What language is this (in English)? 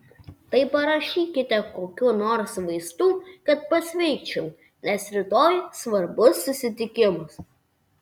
Lithuanian